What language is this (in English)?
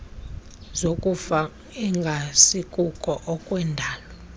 Xhosa